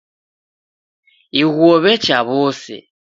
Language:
Taita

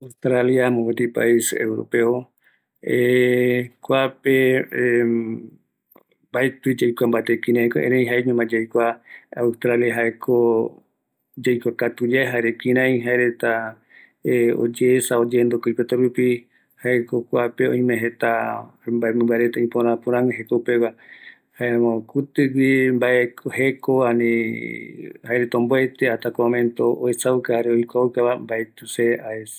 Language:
Eastern Bolivian Guaraní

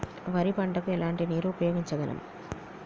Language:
Telugu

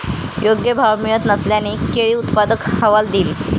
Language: Marathi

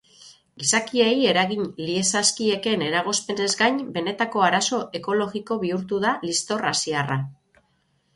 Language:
Basque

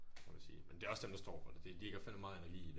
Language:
Danish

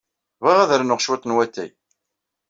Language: Kabyle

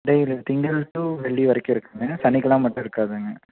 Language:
Tamil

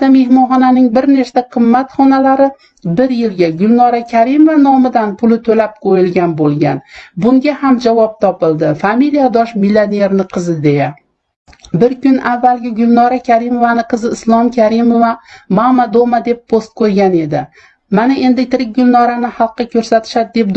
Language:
Uzbek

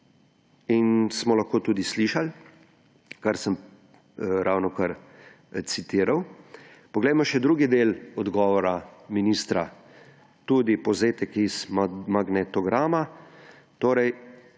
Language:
Slovenian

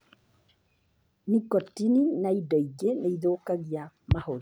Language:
Kikuyu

